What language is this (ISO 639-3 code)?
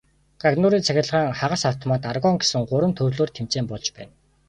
mon